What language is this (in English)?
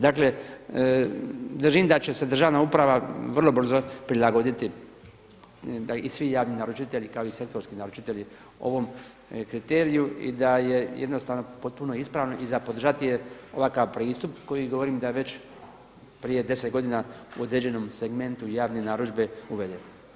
Croatian